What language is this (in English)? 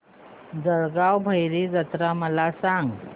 Marathi